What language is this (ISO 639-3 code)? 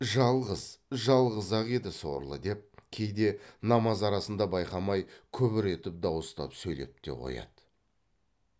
kaz